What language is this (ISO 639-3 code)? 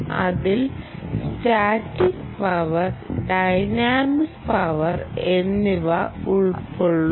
mal